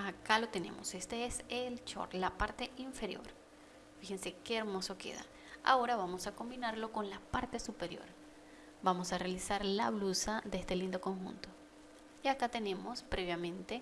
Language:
Spanish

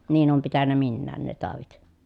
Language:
Finnish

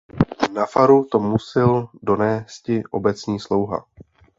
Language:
Czech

